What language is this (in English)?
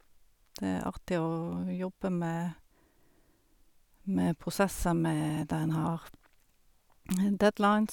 Norwegian